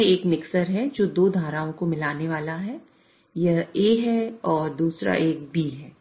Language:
Hindi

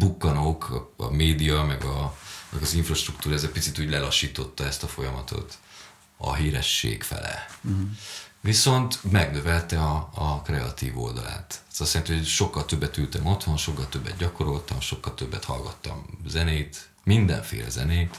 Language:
Hungarian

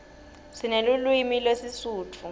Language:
Swati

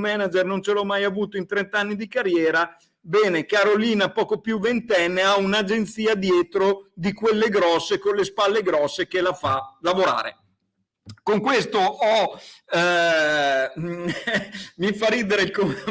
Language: Italian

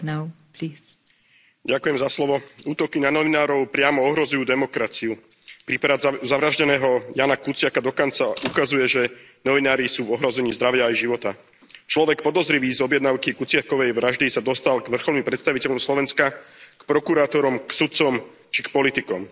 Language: Slovak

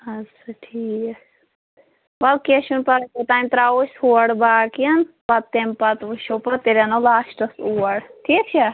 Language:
Kashmiri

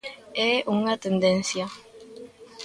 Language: Galician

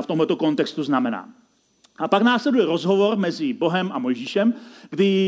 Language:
Czech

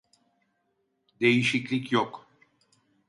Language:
Turkish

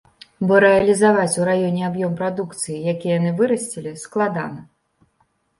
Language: Belarusian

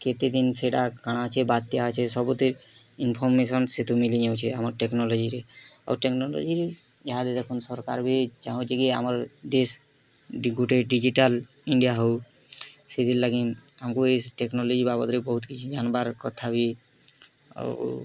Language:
Odia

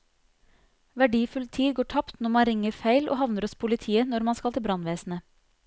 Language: Norwegian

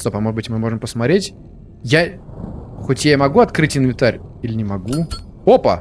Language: Russian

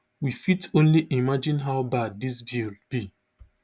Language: Nigerian Pidgin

